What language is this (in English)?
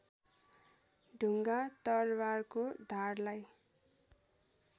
Nepali